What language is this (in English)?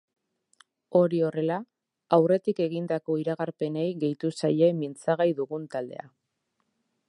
Basque